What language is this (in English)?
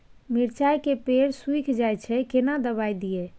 Maithili